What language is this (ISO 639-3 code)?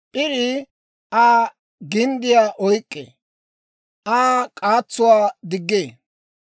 dwr